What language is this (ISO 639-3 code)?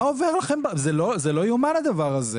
heb